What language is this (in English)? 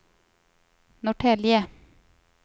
Swedish